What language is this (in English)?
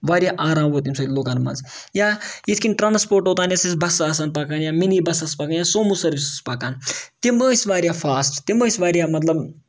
Kashmiri